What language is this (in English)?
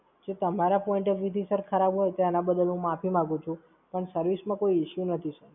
Gujarati